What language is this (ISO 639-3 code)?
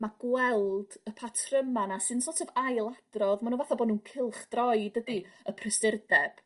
cym